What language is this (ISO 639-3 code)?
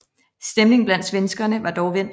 dan